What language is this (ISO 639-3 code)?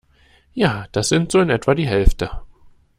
deu